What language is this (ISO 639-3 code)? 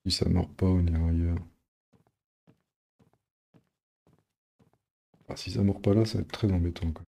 fra